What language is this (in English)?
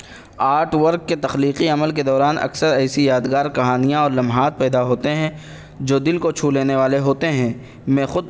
Urdu